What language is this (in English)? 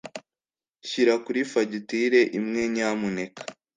Kinyarwanda